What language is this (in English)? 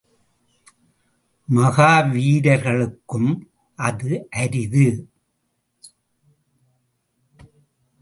Tamil